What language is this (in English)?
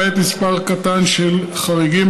Hebrew